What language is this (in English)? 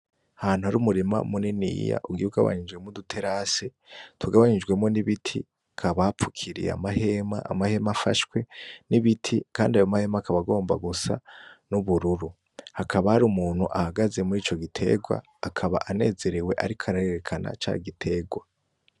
Rundi